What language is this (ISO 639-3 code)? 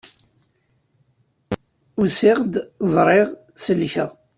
kab